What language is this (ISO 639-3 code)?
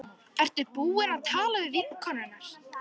isl